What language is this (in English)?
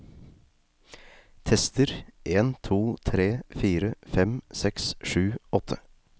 Norwegian